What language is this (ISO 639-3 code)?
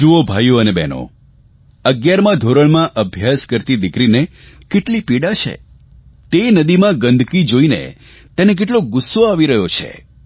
guj